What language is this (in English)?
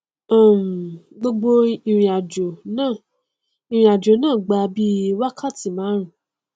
Yoruba